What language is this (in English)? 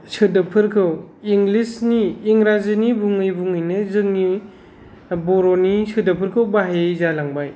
Bodo